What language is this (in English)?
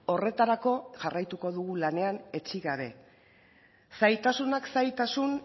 Basque